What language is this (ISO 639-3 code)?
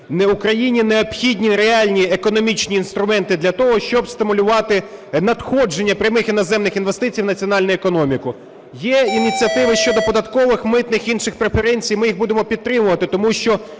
ukr